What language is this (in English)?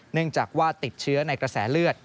Thai